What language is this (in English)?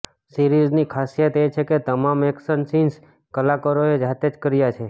Gujarati